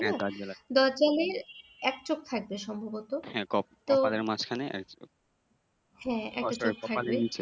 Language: Bangla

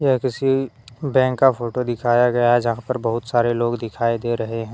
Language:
Hindi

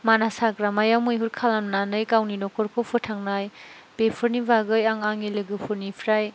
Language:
Bodo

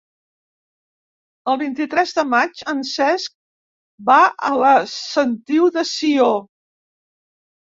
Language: Catalan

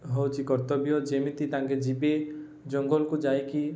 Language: Odia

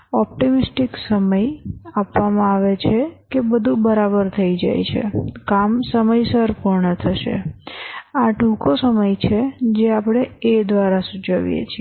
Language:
Gujarati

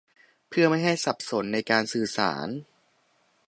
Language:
Thai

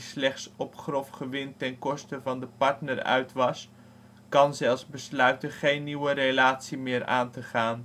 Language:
Dutch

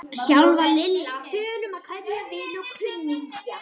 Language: Icelandic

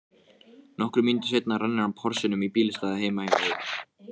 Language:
Icelandic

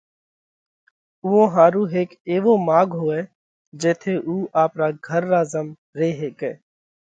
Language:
Parkari Koli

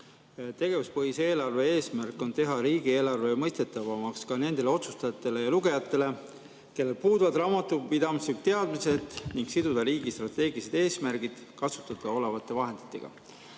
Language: Estonian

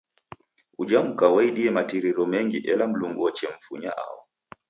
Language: Taita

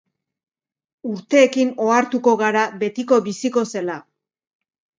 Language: Basque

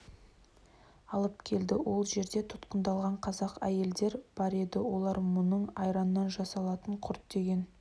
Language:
Kazakh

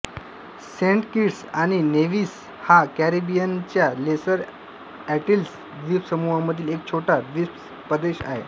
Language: Marathi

